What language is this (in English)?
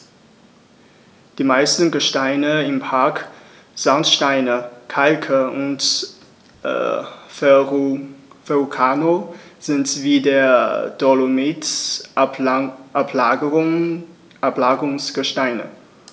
German